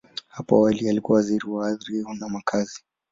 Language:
Swahili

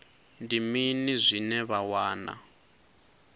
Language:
Venda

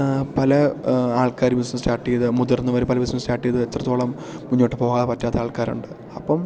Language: Malayalam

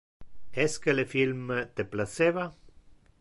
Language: Interlingua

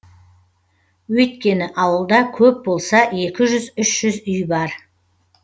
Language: Kazakh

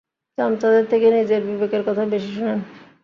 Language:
Bangla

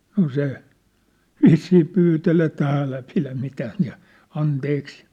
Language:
Finnish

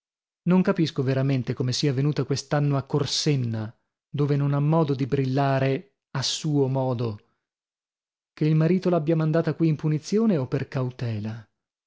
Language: Italian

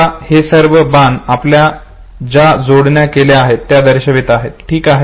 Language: Marathi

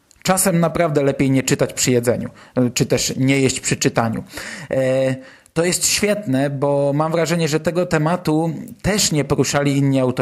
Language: Polish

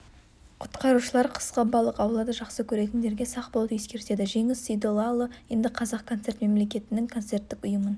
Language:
Kazakh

